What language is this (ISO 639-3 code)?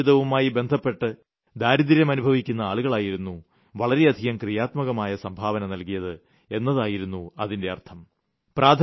mal